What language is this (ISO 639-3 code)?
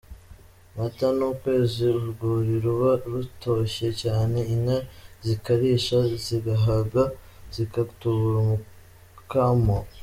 kin